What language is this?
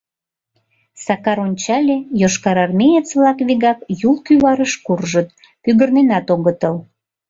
Mari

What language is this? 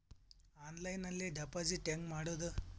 Kannada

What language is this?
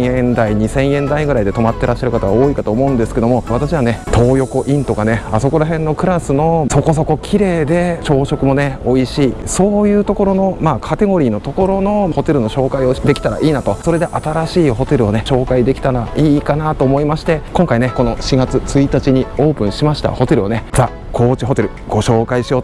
Japanese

